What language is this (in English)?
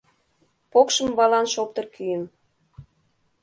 Mari